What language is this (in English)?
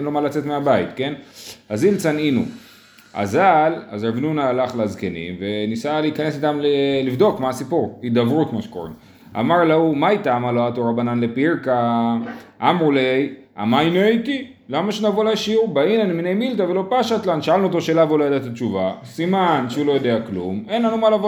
Hebrew